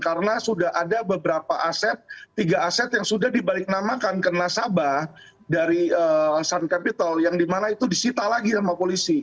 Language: Indonesian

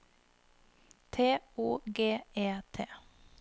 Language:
Norwegian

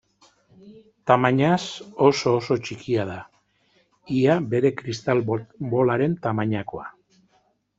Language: Basque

